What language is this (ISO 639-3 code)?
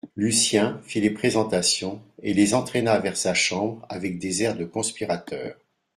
fra